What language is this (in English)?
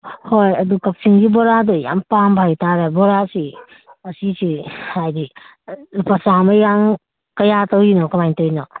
Manipuri